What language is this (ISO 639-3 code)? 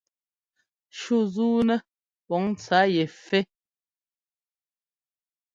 jgo